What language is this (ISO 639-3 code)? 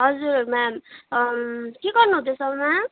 nep